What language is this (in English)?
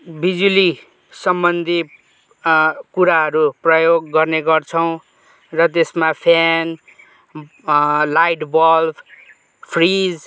Nepali